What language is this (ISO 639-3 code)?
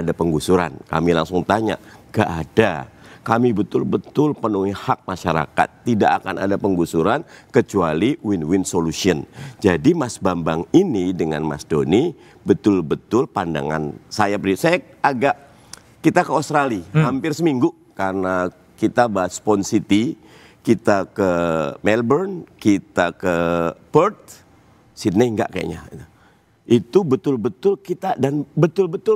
ind